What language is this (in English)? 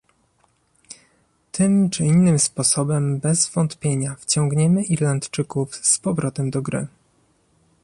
Polish